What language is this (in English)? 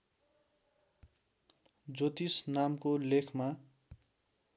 Nepali